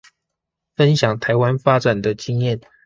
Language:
Chinese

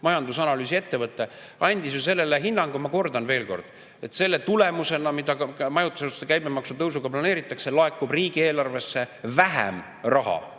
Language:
Estonian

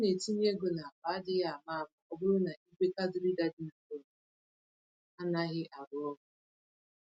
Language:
Igbo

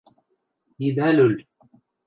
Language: Western Mari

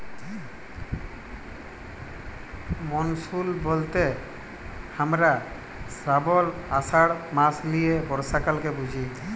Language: Bangla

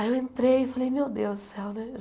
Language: Portuguese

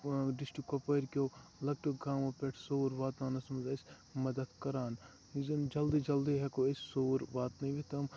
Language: Kashmiri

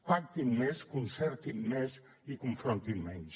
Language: Catalan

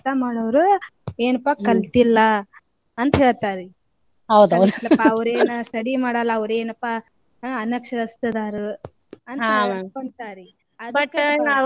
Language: Kannada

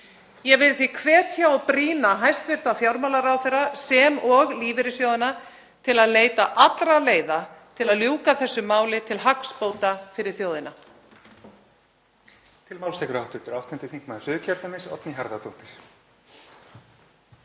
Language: Icelandic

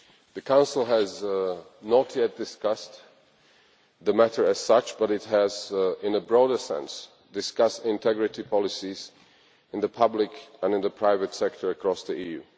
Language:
English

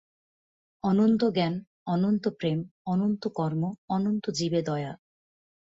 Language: Bangla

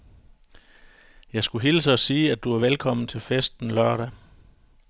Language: Danish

